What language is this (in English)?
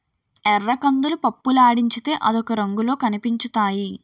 Telugu